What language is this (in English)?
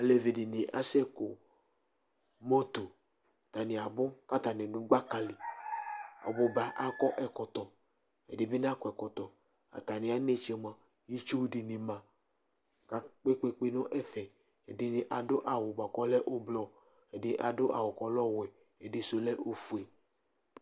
Ikposo